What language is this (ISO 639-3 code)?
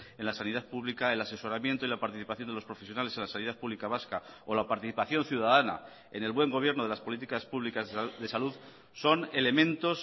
spa